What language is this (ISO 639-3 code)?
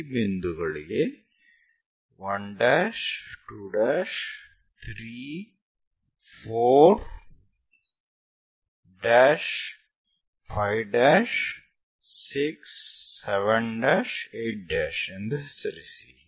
kan